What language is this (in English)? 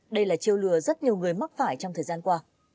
Vietnamese